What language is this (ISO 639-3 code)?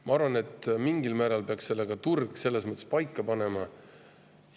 est